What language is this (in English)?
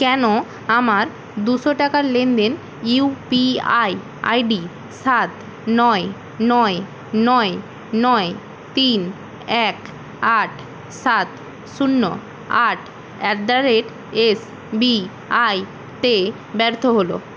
Bangla